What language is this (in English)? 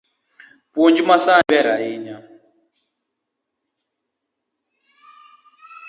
Luo (Kenya and Tanzania)